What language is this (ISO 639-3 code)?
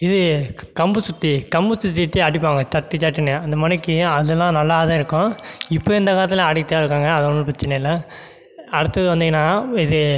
tam